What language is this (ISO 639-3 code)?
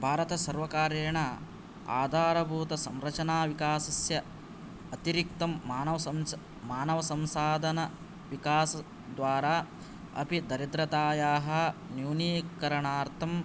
san